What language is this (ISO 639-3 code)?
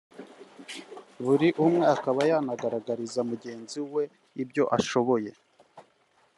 kin